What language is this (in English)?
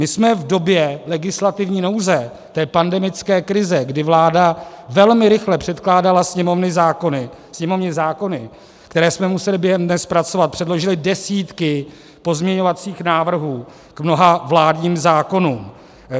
Czech